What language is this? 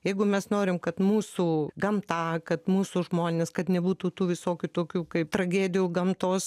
Lithuanian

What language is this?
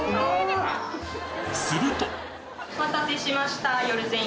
Japanese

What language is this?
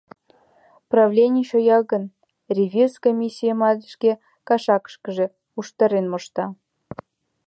Mari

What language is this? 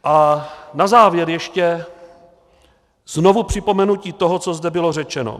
Czech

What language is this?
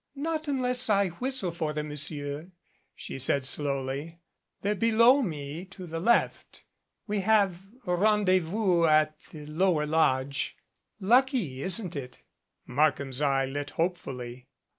English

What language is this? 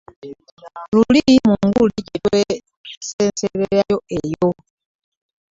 Ganda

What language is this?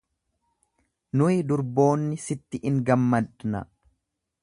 Oromo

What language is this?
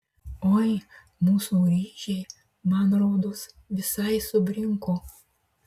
Lithuanian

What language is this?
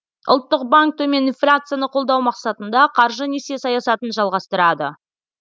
Kazakh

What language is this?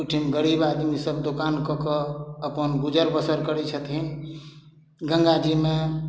Maithili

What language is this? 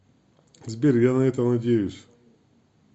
Russian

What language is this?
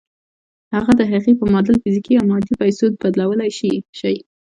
Pashto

